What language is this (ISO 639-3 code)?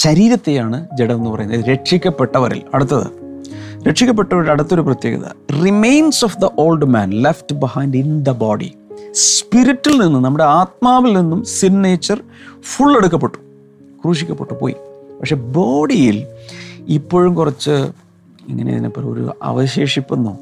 mal